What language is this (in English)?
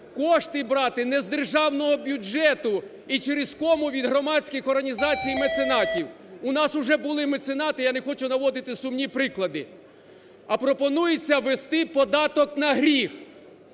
Ukrainian